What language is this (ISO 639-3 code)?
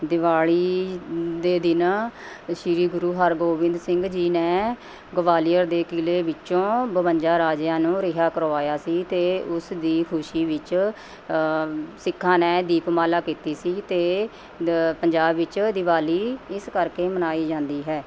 pan